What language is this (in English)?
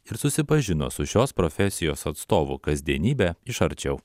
Lithuanian